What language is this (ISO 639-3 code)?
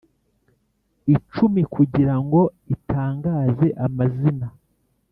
kin